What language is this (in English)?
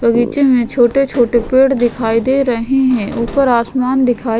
Hindi